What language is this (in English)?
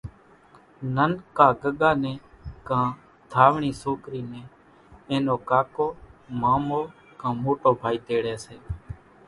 Kachi Koli